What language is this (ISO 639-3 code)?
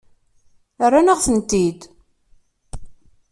kab